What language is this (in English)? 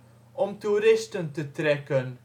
Dutch